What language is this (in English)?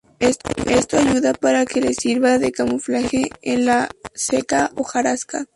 Spanish